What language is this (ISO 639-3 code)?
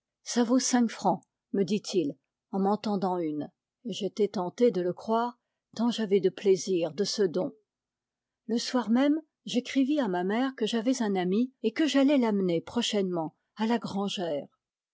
fra